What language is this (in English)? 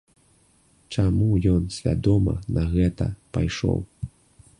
Belarusian